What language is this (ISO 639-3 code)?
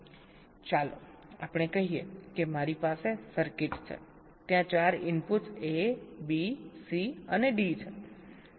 guj